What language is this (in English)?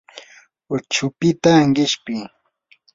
Yanahuanca Pasco Quechua